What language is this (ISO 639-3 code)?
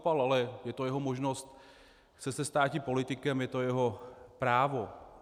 ces